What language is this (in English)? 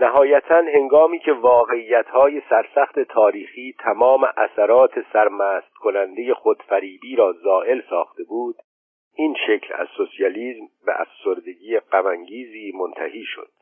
Persian